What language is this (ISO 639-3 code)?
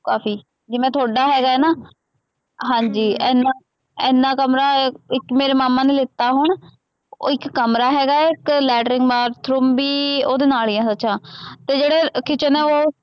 pan